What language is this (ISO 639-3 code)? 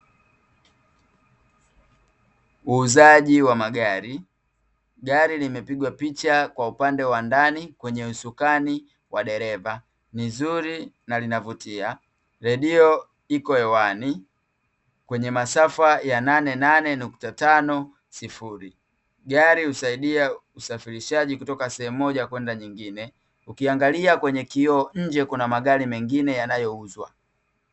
swa